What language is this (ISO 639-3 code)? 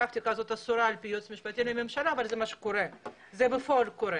heb